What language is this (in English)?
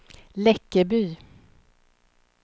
Swedish